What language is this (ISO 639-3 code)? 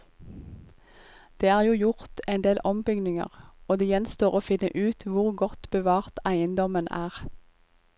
nor